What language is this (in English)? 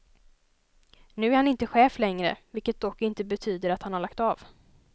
Swedish